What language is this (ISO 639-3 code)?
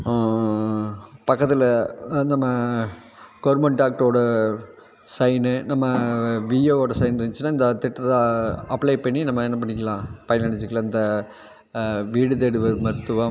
tam